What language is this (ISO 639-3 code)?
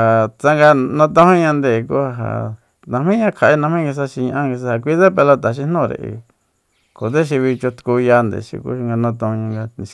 vmp